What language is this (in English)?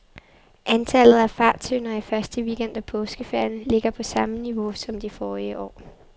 Danish